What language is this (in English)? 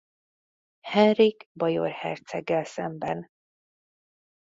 Hungarian